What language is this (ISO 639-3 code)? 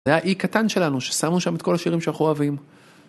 heb